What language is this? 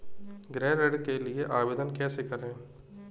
Hindi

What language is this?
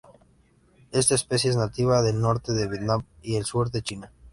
Spanish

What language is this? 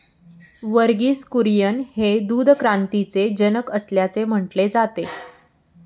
Marathi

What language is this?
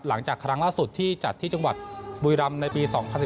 Thai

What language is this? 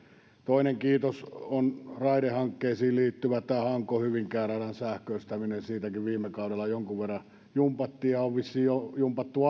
Finnish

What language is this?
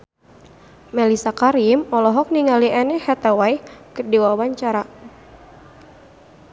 Sundanese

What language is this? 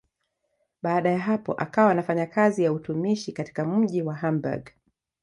Swahili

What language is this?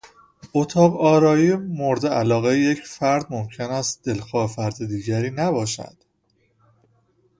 Persian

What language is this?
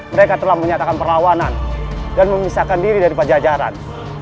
Indonesian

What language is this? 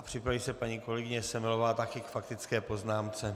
Czech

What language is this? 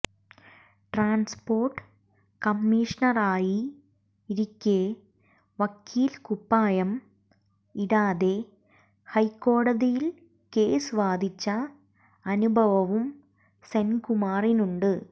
Malayalam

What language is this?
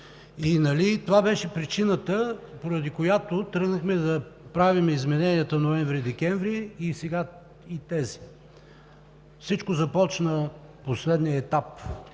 Bulgarian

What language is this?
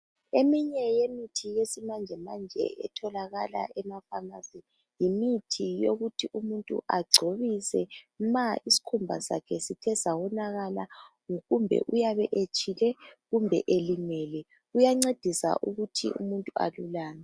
North Ndebele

